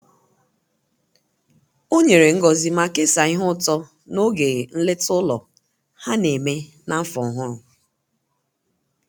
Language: Igbo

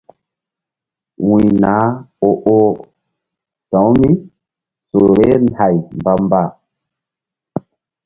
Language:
Mbum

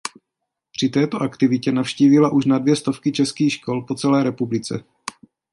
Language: Czech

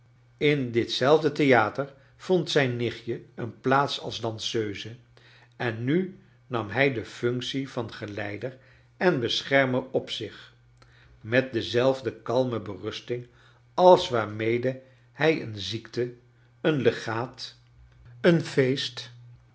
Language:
Dutch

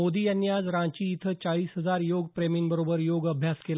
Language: Marathi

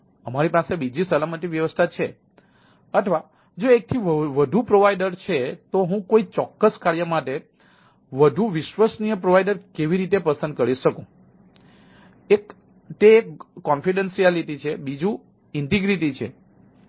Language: Gujarati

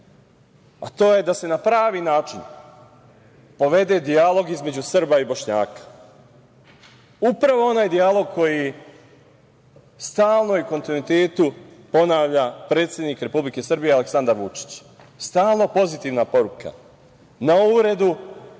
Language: Serbian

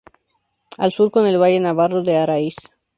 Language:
Spanish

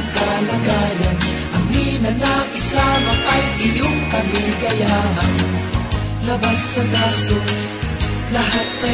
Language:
Filipino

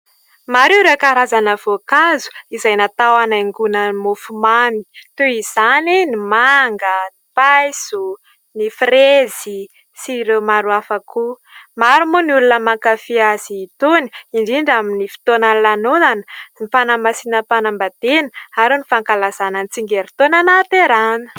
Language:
Malagasy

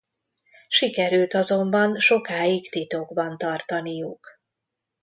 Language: Hungarian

